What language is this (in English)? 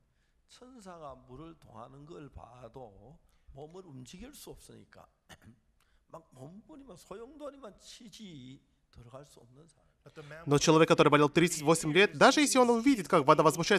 Russian